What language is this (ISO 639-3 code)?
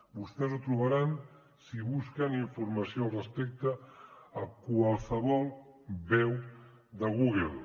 cat